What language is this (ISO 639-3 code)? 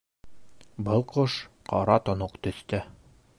bak